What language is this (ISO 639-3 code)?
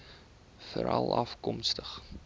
afr